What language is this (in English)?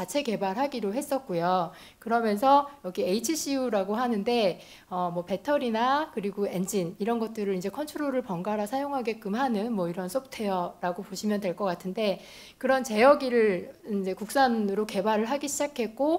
Korean